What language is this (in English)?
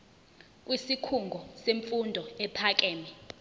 Zulu